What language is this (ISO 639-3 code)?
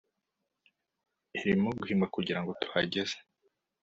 kin